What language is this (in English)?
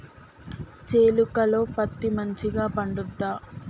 Telugu